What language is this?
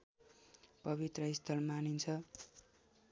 Nepali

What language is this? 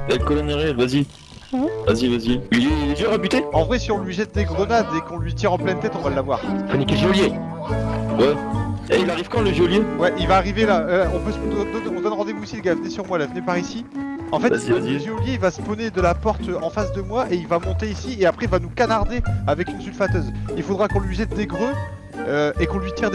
French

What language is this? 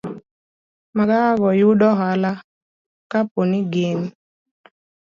Luo (Kenya and Tanzania)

